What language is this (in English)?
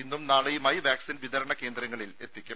Malayalam